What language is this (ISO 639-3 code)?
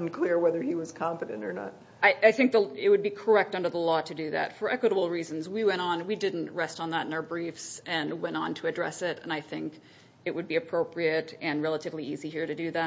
eng